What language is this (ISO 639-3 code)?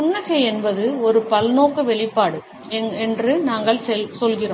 tam